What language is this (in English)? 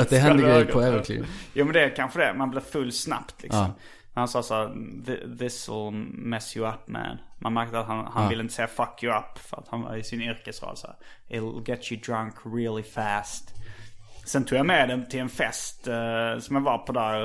Swedish